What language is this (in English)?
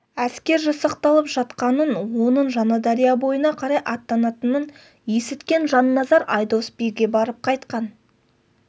Kazakh